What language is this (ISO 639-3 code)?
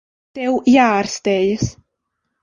lav